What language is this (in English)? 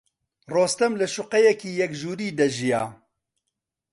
Central Kurdish